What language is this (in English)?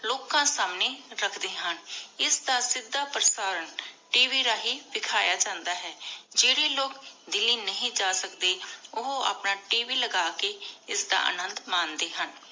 Punjabi